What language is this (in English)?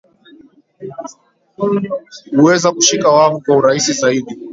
Swahili